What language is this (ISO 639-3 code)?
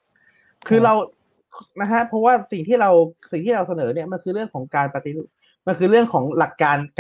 tha